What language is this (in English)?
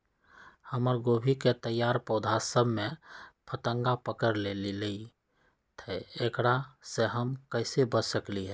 Magahi